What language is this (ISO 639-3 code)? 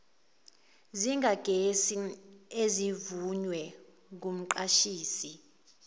zul